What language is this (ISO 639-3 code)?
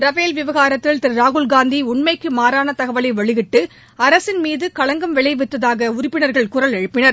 tam